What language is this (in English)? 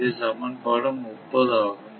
Tamil